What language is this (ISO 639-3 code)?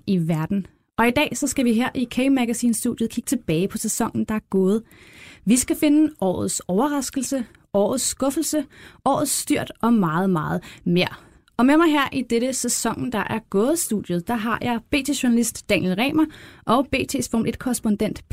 dan